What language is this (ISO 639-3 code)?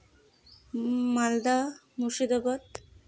sat